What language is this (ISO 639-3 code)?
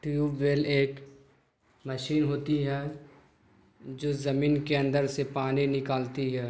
urd